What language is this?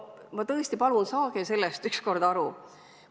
Estonian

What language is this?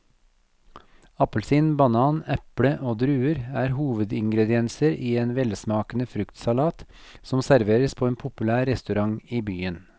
Norwegian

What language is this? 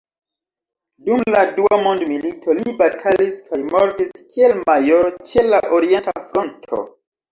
Esperanto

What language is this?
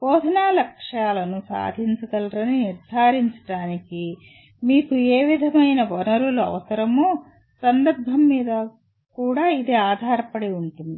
Telugu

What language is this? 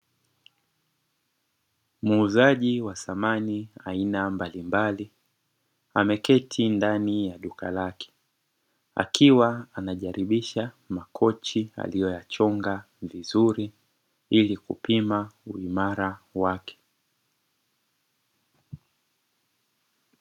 Swahili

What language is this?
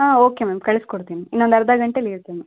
Kannada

